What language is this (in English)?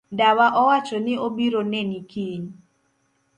Luo (Kenya and Tanzania)